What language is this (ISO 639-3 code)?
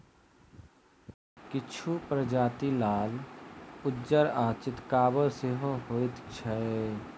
mai